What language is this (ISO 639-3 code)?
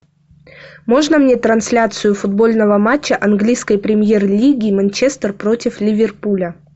rus